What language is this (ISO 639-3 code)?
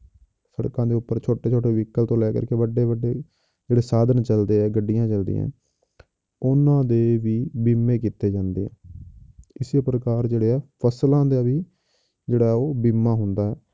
pan